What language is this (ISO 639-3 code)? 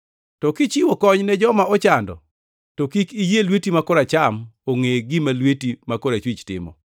luo